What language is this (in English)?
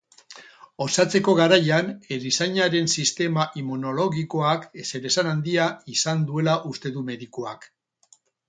Basque